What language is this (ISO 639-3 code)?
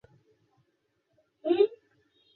ben